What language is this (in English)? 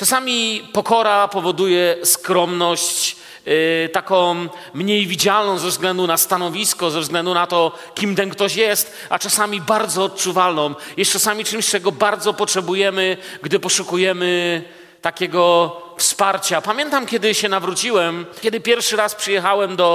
Polish